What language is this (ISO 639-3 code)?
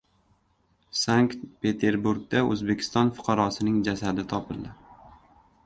uzb